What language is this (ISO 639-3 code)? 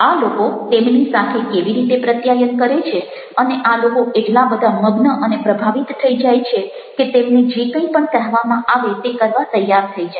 guj